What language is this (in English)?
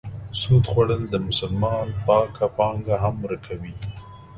Pashto